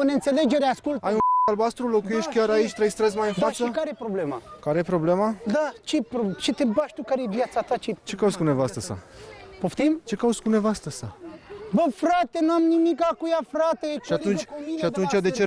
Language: Romanian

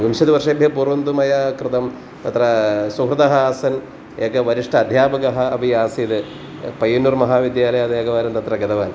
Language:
Sanskrit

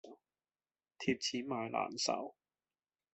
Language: Cantonese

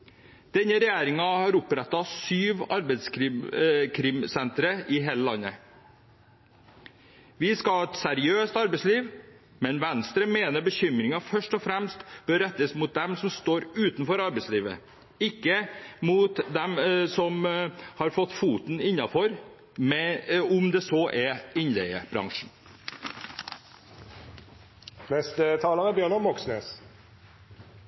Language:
Norwegian Bokmål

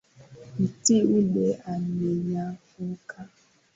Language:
Swahili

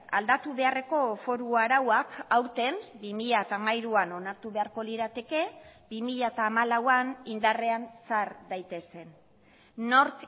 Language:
Basque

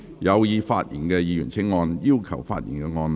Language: Cantonese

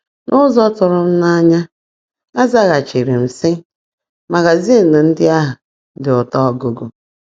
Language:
Igbo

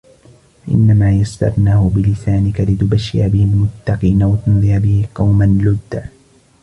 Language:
Arabic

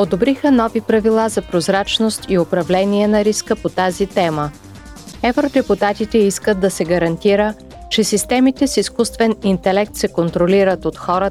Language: Bulgarian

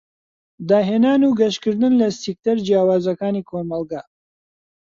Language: Central Kurdish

